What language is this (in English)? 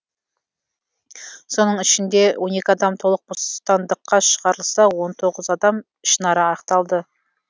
Kazakh